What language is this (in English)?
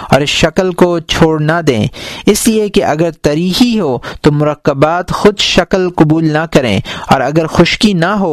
Urdu